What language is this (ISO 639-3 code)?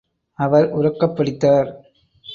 tam